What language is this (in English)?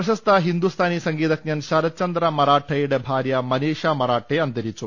Malayalam